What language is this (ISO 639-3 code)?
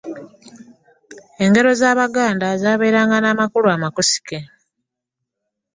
lug